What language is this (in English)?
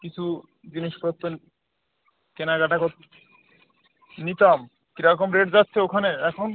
Bangla